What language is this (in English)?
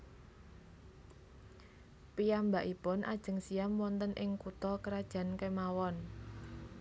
Javanese